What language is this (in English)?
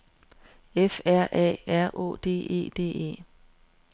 Danish